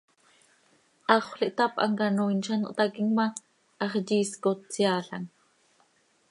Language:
Seri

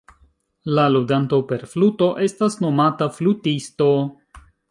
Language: Esperanto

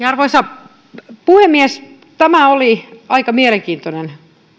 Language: Finnish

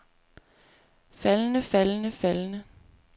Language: Danish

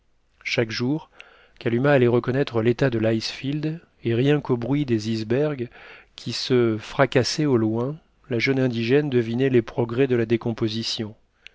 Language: French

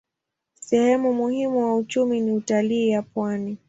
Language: Swahili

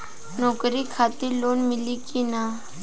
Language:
Bhojpuri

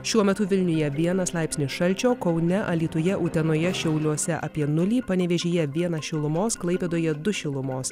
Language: Lithuanian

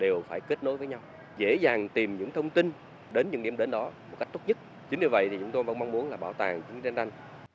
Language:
Vietnamese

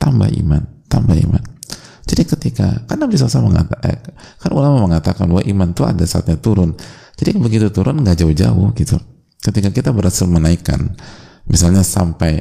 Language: Indonesian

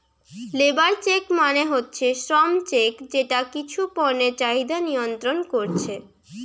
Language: Bangla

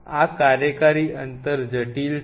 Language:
Gujarati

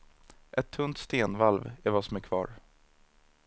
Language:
Swedish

